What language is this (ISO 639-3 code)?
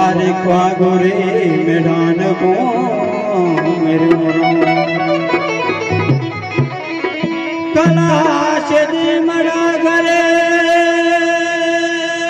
pan